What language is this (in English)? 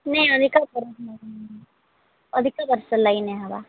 Odia